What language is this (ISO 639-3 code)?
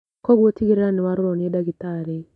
kik